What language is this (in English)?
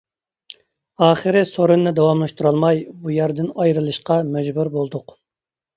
Uyghur